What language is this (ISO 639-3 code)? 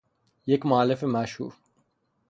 fas